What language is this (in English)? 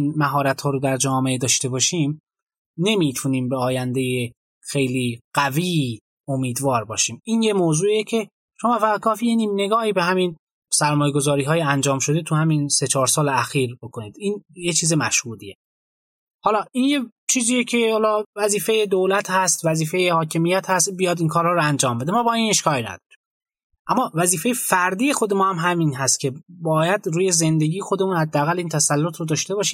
Persian